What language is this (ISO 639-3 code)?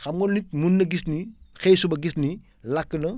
wol